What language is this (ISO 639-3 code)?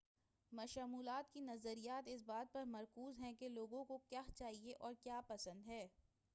urd